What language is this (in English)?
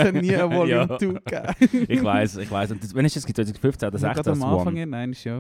German